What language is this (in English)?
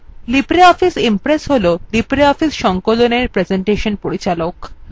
Bangla